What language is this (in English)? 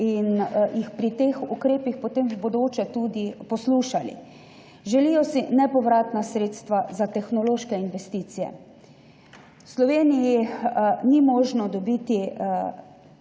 Slovenian